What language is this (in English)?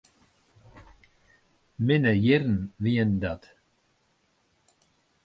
Western Frisian